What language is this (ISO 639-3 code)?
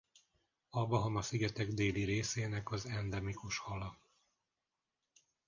hun